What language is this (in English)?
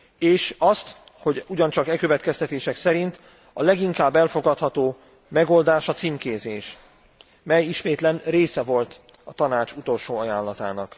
Hungarian